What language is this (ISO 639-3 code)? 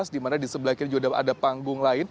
ind